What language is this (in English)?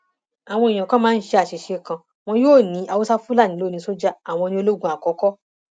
Yoruba